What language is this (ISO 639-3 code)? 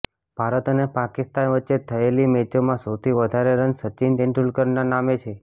guj